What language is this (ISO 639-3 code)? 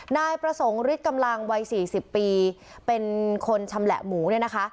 tha